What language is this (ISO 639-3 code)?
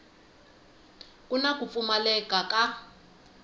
tso